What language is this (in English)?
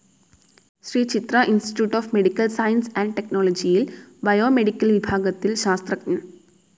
Malayalam